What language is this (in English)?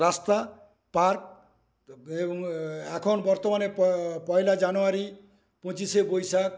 Bangla